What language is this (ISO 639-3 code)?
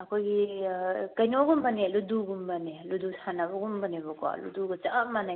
mni